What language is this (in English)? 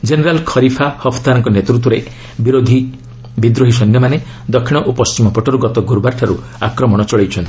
Odia